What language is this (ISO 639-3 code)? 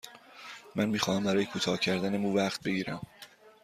fas